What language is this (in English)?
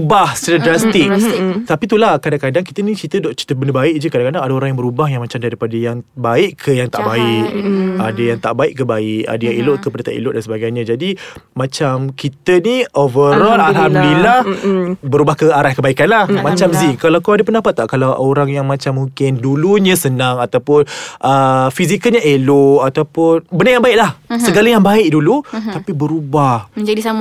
Malay